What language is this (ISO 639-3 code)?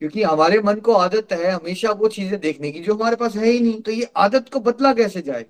hin